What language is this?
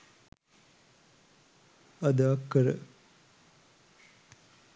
Sinhala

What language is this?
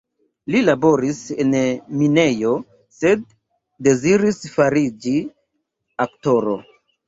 Esperanto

